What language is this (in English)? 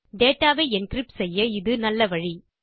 Tamil